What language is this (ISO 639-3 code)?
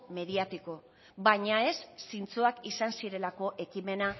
eus